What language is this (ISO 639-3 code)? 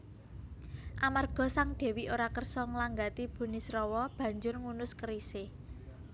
jav